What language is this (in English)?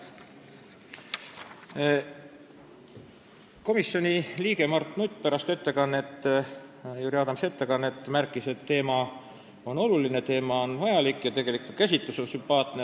Estonian